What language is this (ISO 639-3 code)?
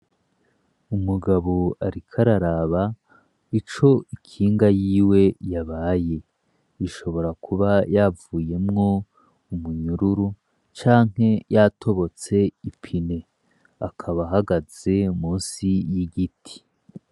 run